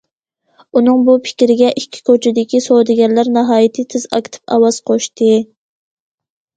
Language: Uyghur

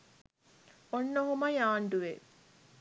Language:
Sinhala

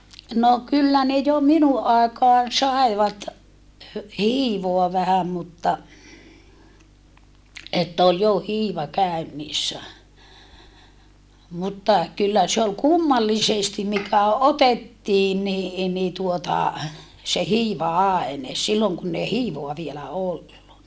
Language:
Finnish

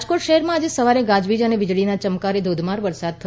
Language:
Gujarati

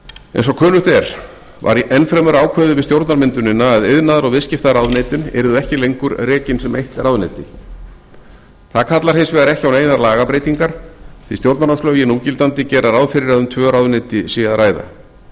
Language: Icelandic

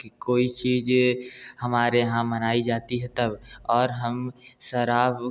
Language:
Hindi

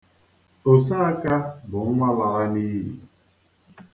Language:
Igbo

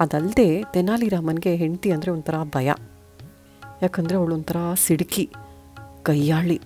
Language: Kannada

